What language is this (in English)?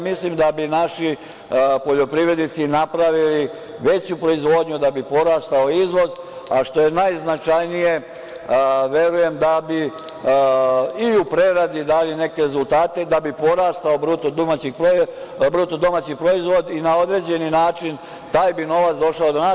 Serbian